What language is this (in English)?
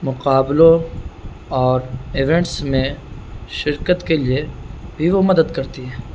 Urdu